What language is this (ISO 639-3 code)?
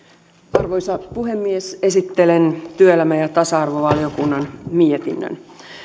fin